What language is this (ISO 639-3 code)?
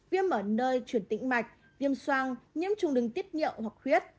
vie